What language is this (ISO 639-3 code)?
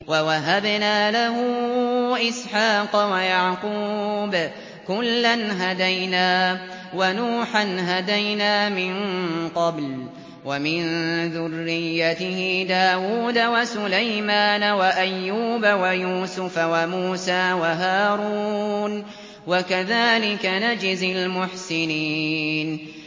ara